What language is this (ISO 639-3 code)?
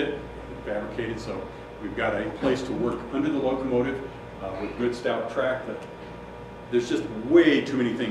eng